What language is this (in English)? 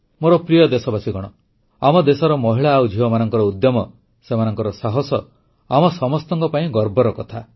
Odia